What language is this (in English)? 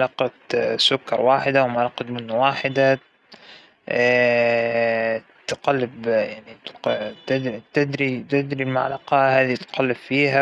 Hijazi Arabic